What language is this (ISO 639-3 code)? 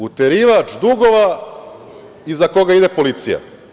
srp